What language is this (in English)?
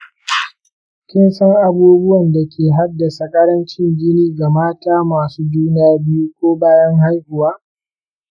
Hausa